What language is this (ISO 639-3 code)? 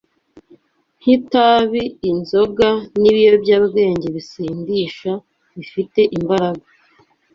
kin